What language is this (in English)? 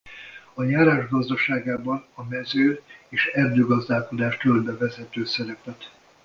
Hungarian